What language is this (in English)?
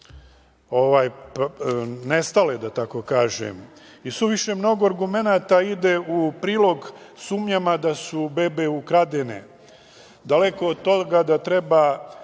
Serbian